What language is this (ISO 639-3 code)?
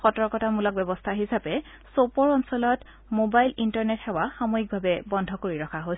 asm